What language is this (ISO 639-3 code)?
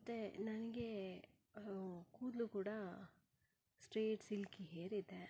kan